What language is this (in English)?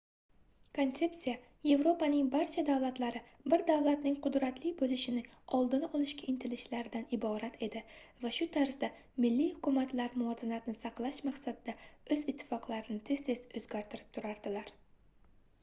Uzbek